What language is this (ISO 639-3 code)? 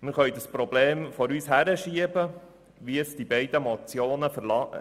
gsw